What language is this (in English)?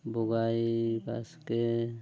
Santali